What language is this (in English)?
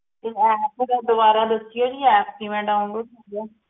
Punjabi